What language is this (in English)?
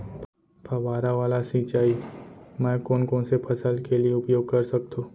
Chhattisgarhi